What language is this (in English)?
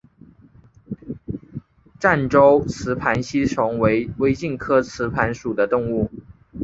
Chinese